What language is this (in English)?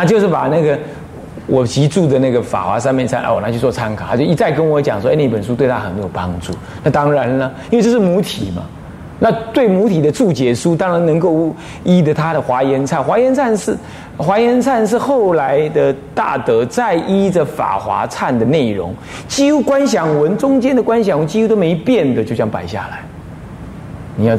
Chinese